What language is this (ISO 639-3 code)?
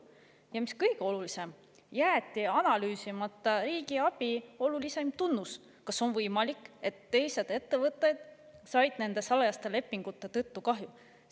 est